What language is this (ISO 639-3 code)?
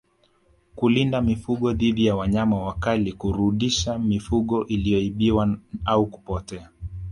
swa